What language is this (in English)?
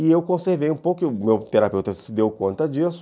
Portuguese